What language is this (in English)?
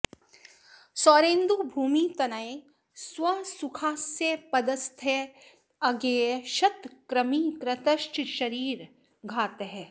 Sanskrit